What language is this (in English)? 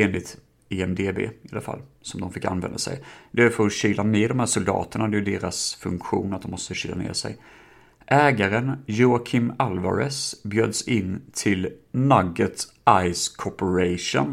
Swedish